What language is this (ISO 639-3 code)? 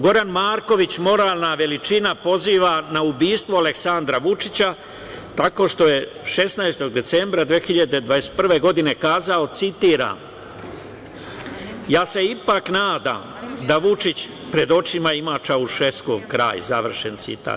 srp